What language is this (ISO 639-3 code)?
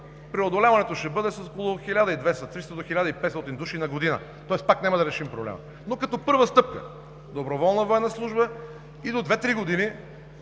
bul